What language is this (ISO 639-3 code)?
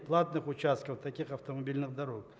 rus